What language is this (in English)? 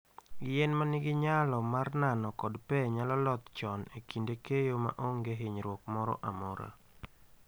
Luo (Kenya and Tanzania)